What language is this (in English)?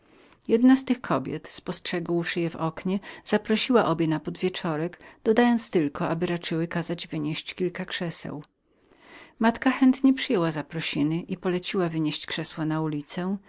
Polish